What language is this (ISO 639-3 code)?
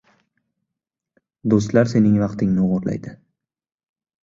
uzb